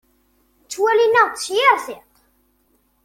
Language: Kabyle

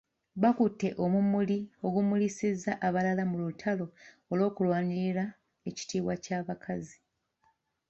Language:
Ganda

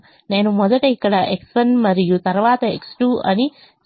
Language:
Telugu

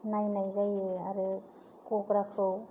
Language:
Bodo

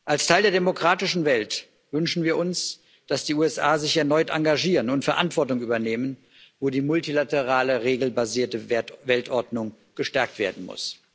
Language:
German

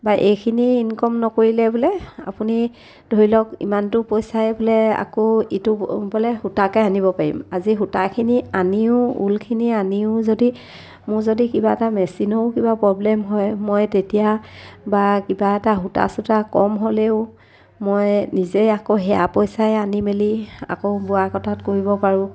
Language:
Assamese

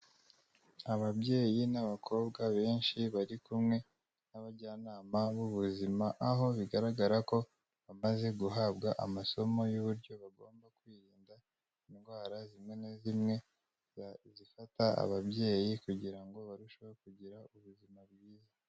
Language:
Kinyarwanda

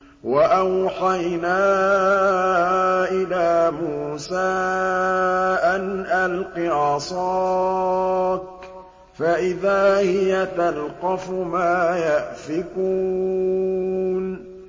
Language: Arabic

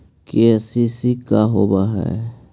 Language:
Magahi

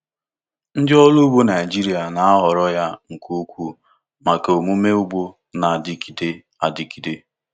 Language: Igbo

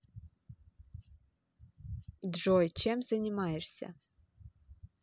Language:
Russian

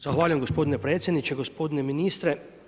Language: Croatian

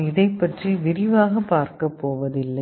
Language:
Tamil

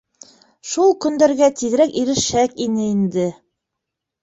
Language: Bashkir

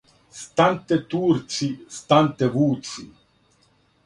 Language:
Serbian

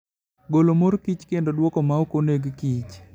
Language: Luo (Kenya and Tanzania)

